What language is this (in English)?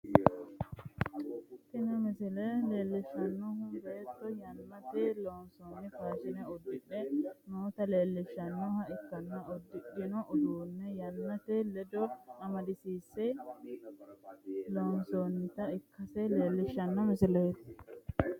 Sidamo